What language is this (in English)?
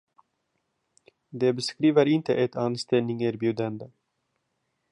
Swedish